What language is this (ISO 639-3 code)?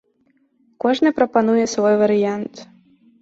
bel